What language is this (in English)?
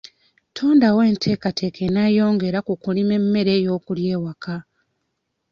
Ganda